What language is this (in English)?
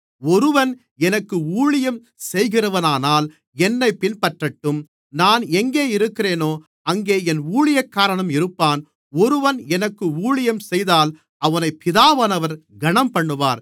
Tamil